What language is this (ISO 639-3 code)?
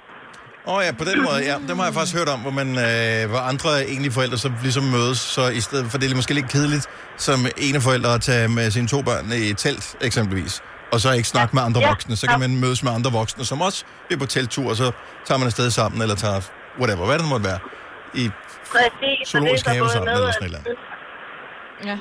dan